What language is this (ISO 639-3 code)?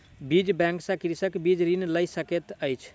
mai